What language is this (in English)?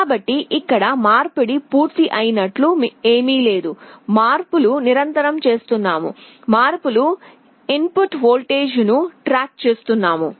Telugu